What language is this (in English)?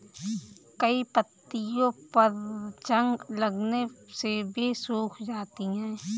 Hindi